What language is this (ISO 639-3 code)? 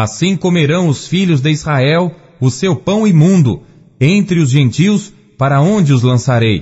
por